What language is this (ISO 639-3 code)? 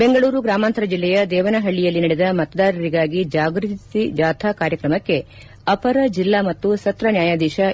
kan